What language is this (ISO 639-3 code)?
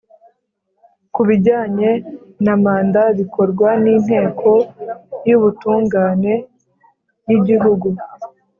kin